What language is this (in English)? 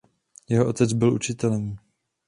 Czech